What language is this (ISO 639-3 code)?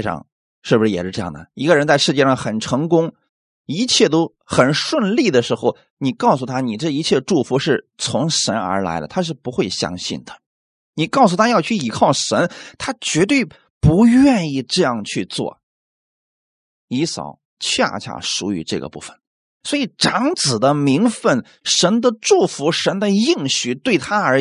zho